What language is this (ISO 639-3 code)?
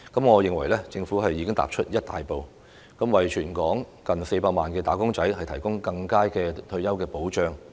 yue